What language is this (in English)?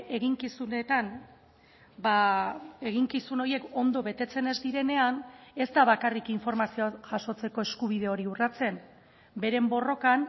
Basque